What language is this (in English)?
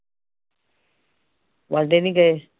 Punjabi